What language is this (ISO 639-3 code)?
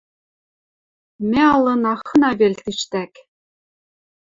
mrj